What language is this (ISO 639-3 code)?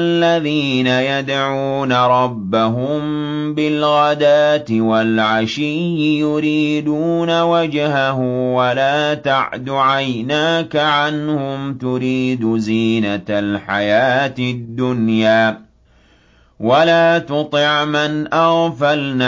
ara